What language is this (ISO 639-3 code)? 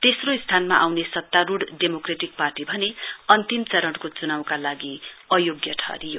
nep